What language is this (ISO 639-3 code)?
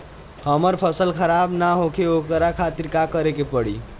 bho